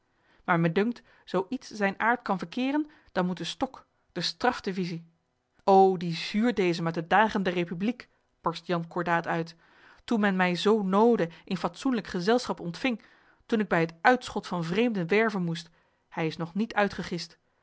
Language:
Dutch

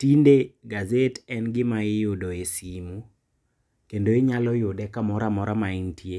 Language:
Luo (Kenya and Tanzania)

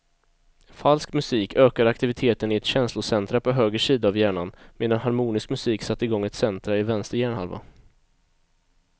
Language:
Swedish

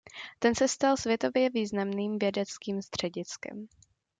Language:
Czech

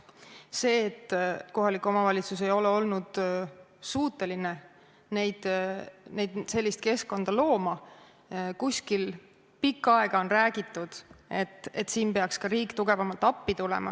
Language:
Estonian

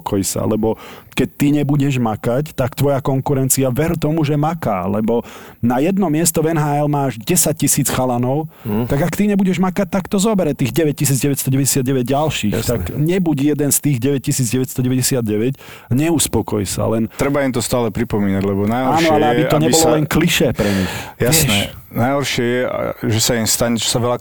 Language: Slovak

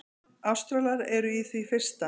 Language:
Icelandic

